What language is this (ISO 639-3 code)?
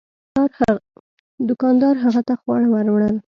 pus